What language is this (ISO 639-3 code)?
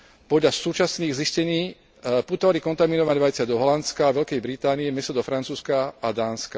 slk